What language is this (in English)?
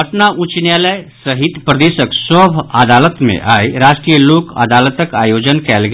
Maithili